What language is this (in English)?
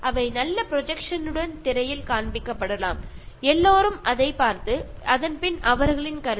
Malayalam